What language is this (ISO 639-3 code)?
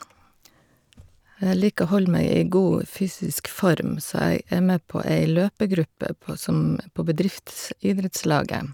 nor